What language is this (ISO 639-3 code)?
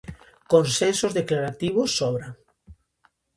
glg